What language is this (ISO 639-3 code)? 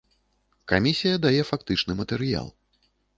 bel